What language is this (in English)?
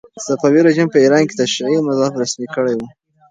Pashto